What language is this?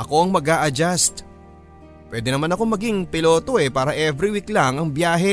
Filipino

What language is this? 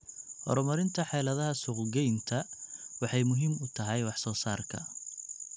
Somali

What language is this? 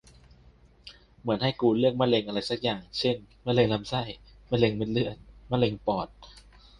Thai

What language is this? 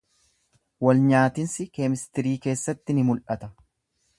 Oromo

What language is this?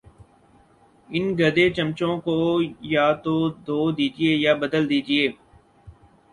Urdu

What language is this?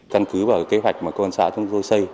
Vietnamese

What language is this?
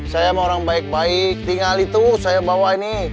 Indonesian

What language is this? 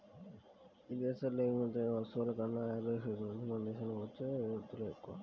Telugu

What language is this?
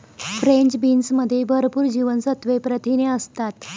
Marathi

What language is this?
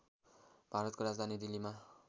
Nepali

